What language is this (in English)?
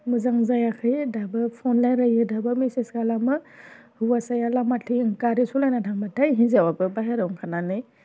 Bodo